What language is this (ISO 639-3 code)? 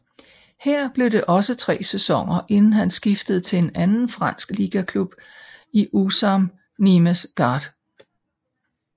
dan